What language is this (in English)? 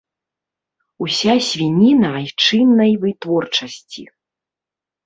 Belarusian